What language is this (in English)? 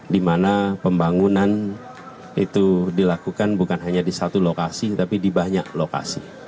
Indonesian